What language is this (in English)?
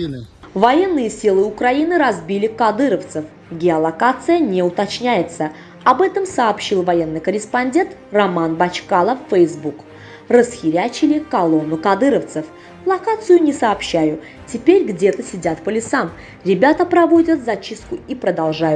Russian